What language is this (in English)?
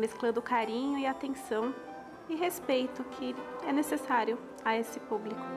Portuguese